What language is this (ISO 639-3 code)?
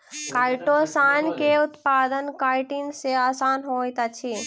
mai